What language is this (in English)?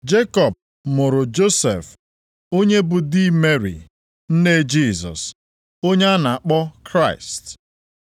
Igbo